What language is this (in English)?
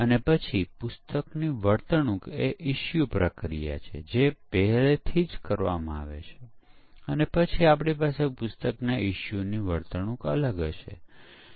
Gujarati